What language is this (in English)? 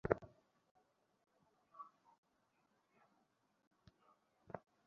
Bangla